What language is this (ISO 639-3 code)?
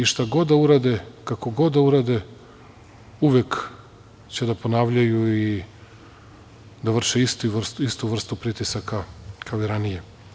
srp